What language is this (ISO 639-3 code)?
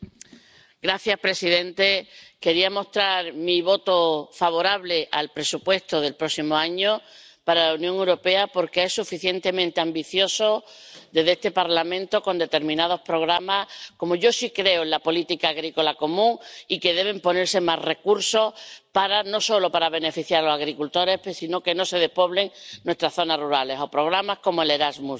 spa